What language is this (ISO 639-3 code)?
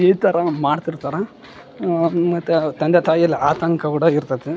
kan